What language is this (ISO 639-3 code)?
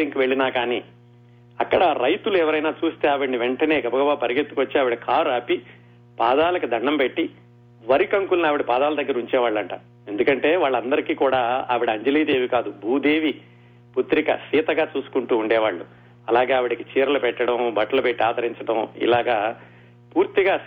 tel